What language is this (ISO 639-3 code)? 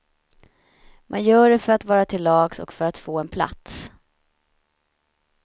swe